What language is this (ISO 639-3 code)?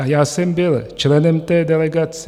ces